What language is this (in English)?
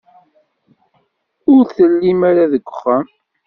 Kabyle